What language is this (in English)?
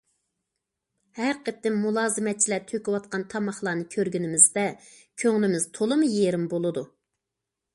Uyghur